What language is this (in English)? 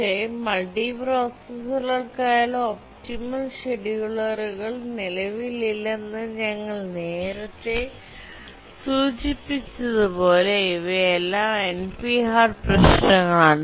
Malayalam